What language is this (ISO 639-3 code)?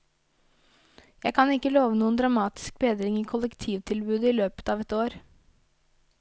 nor